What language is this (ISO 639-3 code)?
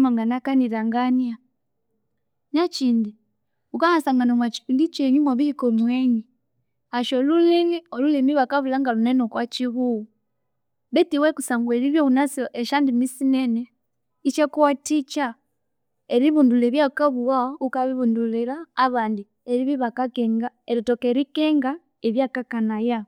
koo